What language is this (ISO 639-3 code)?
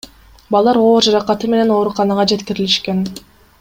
kir